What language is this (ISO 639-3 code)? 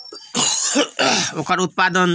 mai